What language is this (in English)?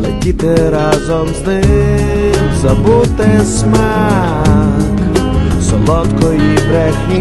Ukrainian